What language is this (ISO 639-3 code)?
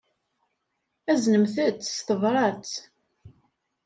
kab